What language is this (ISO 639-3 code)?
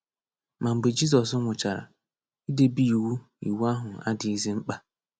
ibo